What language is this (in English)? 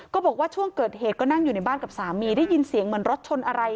Thai